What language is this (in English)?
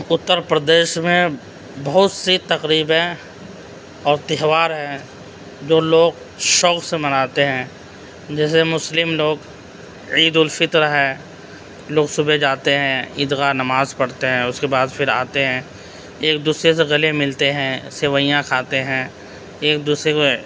Urdu